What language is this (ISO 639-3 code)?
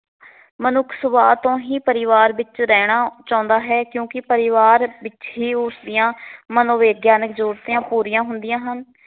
pan